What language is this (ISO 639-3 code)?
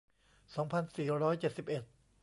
tha